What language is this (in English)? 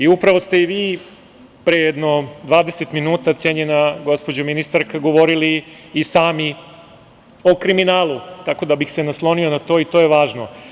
Serbian